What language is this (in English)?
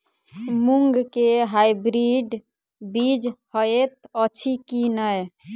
Maithili